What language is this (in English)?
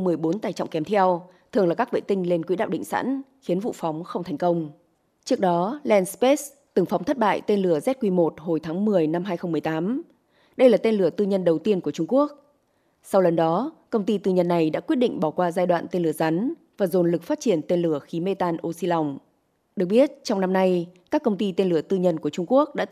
Vietnamese